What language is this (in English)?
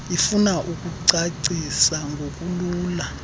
Xhosa